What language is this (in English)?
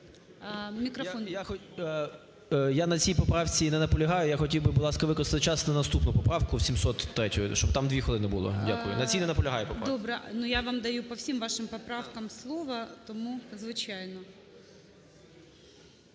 Ukrainian